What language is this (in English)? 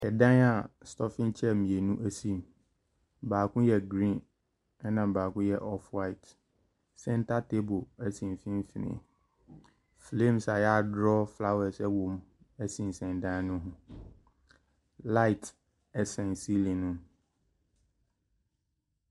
Akan